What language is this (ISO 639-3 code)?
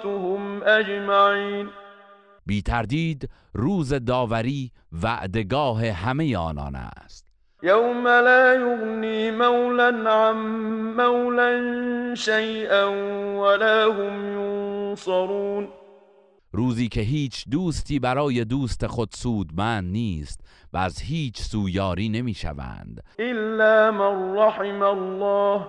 fas